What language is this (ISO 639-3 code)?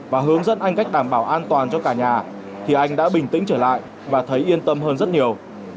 vie